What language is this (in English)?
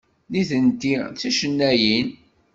Kabyle